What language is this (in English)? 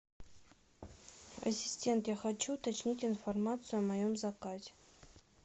Russian